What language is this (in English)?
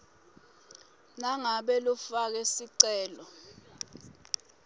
Swati